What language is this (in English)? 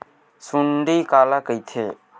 Chhattisgarhi